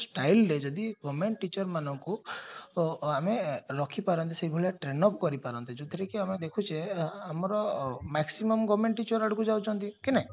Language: Odia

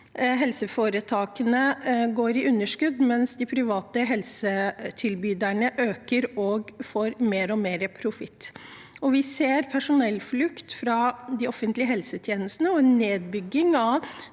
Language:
Norwegian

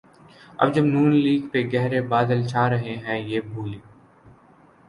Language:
Urdu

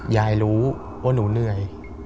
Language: Thai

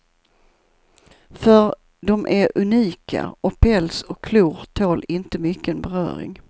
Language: Swedish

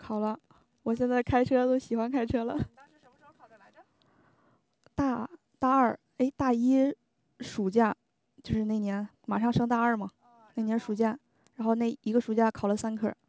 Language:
Chinese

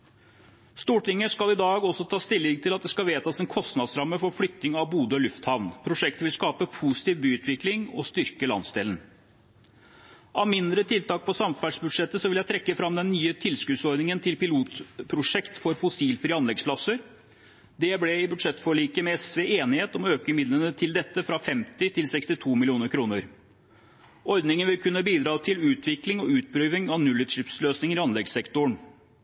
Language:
Norwegian Bokmål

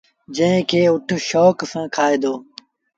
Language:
Sindhi Bhil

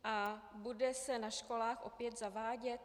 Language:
Czech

